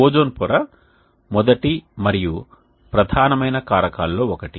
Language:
Telugu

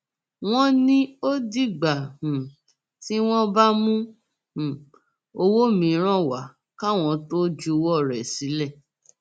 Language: Yoruba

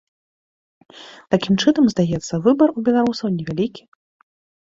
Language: Belarusian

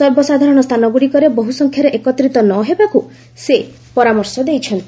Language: Odia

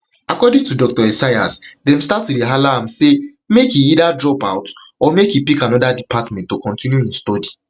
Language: Nigerian Pidgin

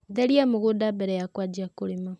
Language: Kikuyu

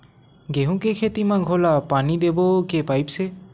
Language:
Chhattisgarhi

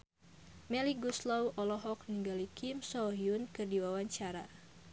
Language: Sundanese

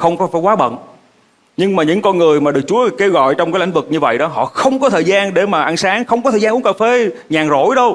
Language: Vietnamese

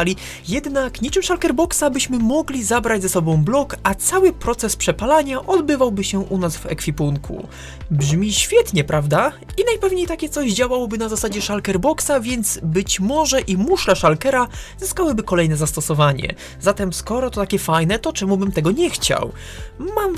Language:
Polish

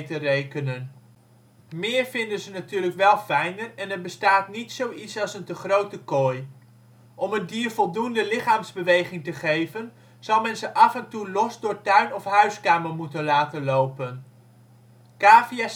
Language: Dutch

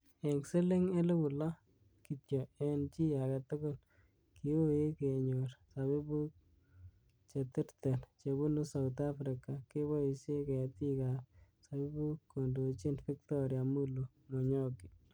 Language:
Kalenjin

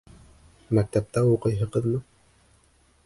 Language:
Bashkir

